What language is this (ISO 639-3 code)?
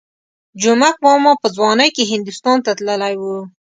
pus